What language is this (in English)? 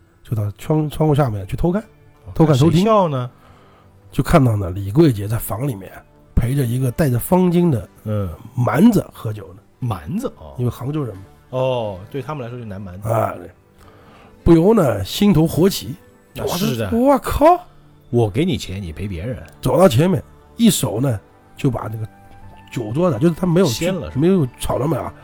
Chinese